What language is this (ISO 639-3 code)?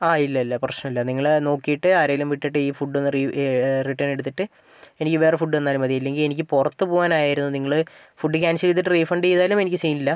mal